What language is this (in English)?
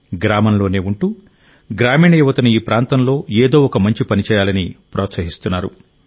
Telugu